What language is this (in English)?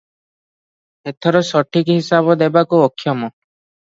Odia